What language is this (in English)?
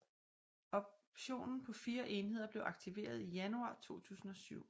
Danish